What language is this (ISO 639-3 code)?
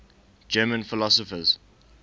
eng